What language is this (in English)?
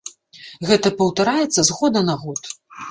Belarusian